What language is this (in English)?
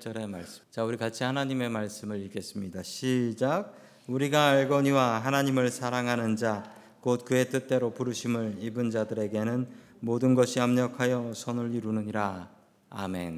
Korean